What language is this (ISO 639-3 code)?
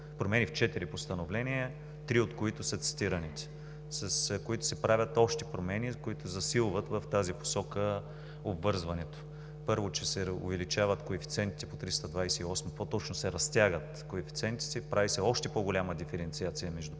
bul